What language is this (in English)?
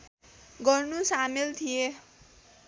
Nepali